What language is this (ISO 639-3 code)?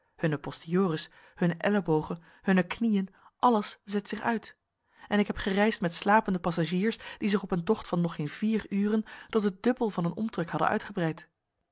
nld